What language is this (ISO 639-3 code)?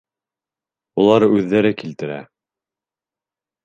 bak